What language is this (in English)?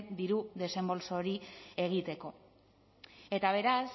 Basque